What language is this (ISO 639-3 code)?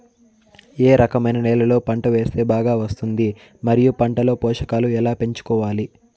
tel